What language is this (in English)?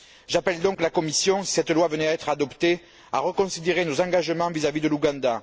French